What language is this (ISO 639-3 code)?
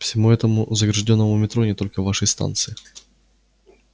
rus